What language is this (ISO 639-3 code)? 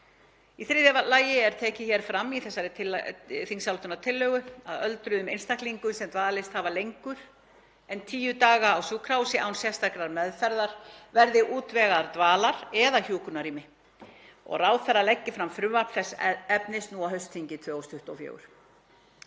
isl